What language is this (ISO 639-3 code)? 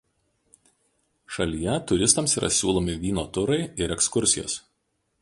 lit